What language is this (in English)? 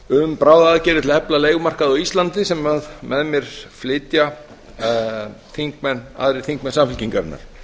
Icelandic